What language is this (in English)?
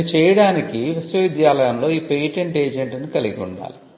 Telugu